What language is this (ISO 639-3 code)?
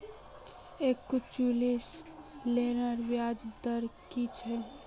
mag